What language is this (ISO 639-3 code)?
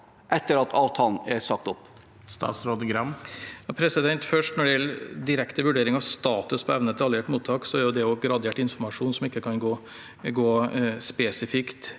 nor